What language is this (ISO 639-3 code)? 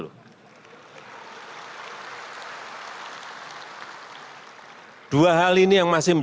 ind